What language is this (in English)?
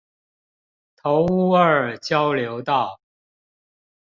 Chinese